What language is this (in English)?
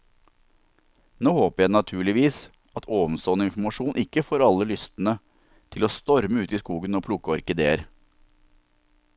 Norwegian